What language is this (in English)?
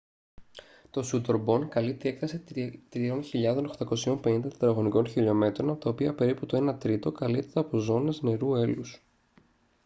Greek